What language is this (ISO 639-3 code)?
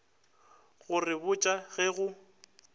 nso